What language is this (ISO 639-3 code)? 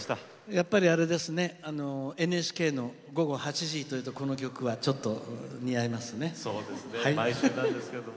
jpn